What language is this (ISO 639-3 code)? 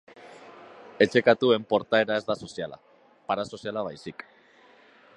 eus